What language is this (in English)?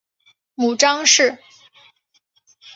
Chinese